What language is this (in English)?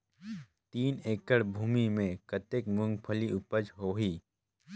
Chhattisgarhi